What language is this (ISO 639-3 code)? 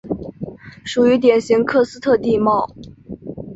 zho